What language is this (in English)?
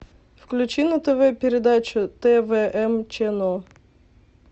Russian